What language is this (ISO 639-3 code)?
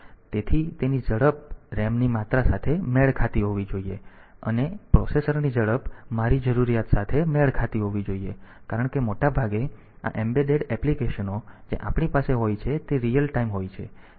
guj